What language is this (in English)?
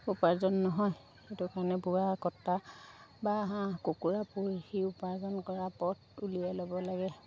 Assamese